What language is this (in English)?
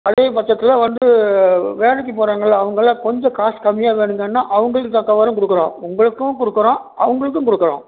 Tamil